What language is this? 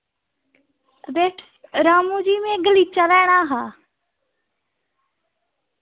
Dogri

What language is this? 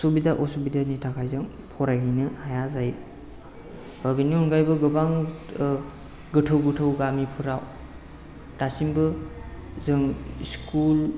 Bodo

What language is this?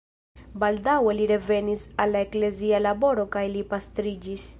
Esperanto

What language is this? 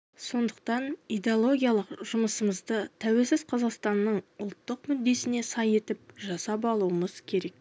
Kazakh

